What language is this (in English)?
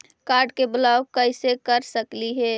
Magahi